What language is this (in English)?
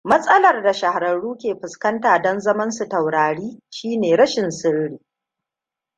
Hausa